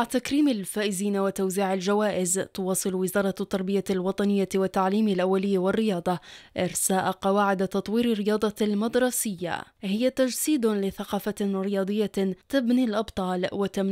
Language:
Arabic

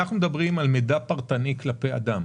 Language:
Hebrew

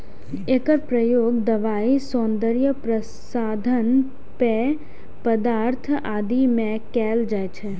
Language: Maithili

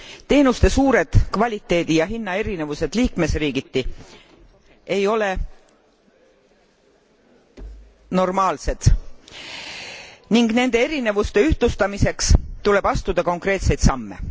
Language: Estonian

